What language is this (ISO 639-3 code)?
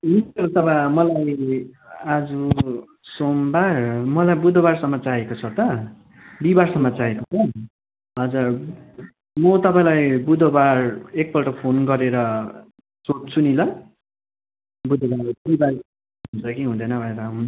nep